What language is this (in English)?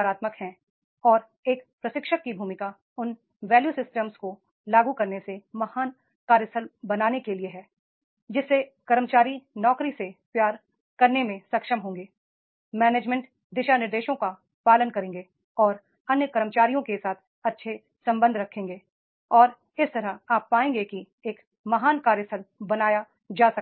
Hindi